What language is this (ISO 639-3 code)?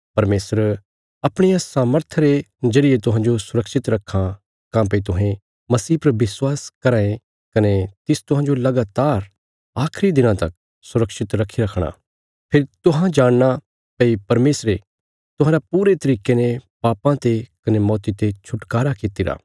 kfs